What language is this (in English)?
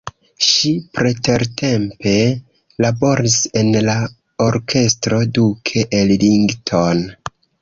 Esperanto